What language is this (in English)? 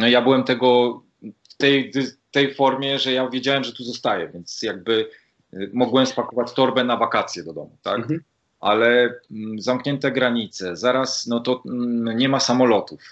Polish